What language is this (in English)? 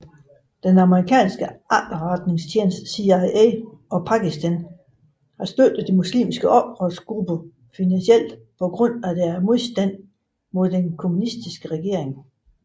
Danish